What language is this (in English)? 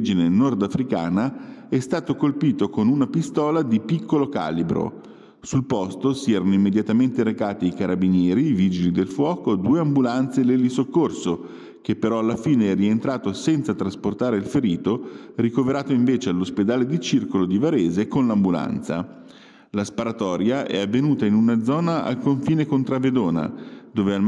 Italian